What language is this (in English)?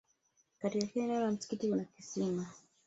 Swahili